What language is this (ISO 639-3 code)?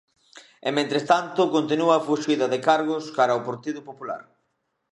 glg